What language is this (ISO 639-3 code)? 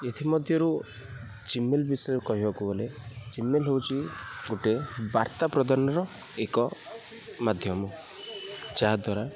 ori